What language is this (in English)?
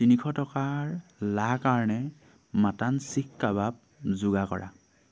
Assamese